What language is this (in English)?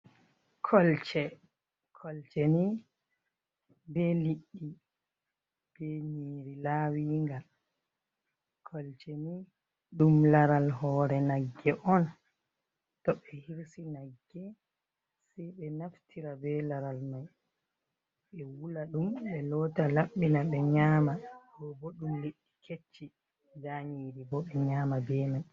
Fula